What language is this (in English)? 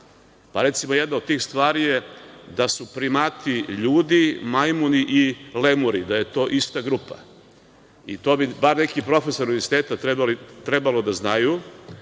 Serbian